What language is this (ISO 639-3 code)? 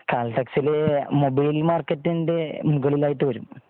mal